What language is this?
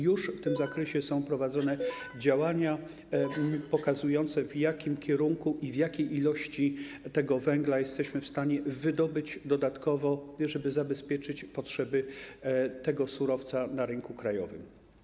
Polish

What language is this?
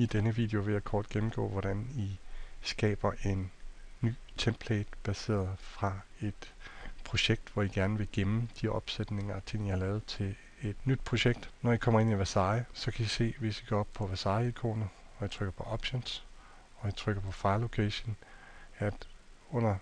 Danish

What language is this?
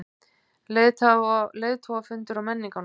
Icelandic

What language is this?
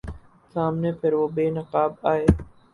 Urdu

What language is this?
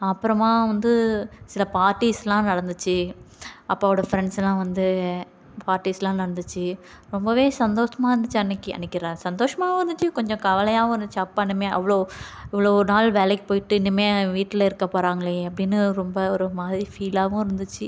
Tamil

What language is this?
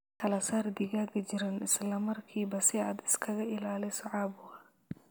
Somali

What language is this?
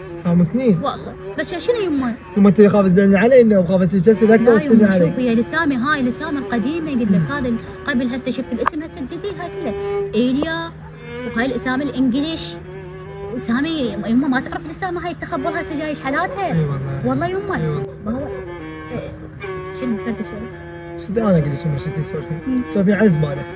Arabic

